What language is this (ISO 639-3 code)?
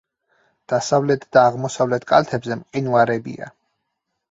kat